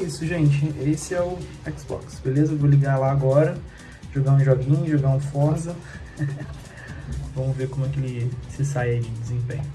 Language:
Portuguese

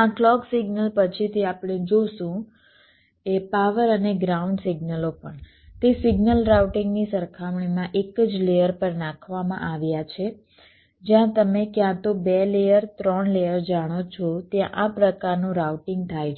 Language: Gujarati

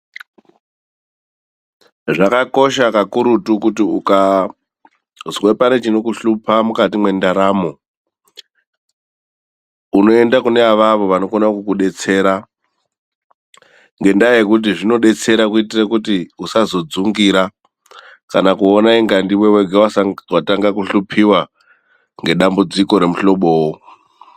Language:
Ndau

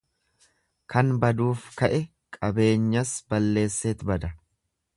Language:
Oromo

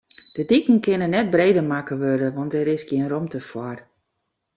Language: Western Frisian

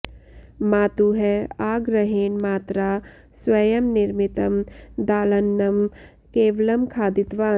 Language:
Sanskrit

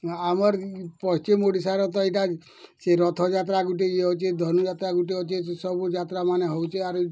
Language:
Odia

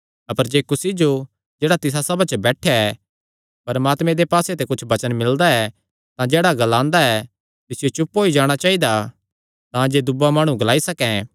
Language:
Kangri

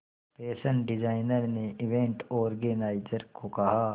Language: Hindi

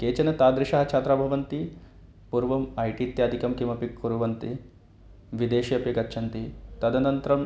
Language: Sanskrit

